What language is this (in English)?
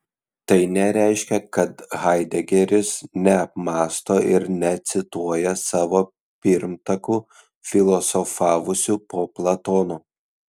Lithuanian